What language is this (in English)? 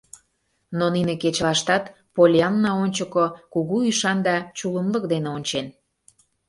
Mari